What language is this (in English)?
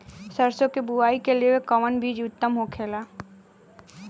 Bhojpuri